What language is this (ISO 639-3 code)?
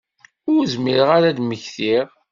kab